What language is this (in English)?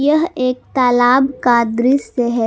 Hindi